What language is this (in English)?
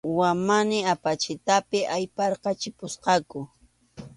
Arequipa-La Unión Quechua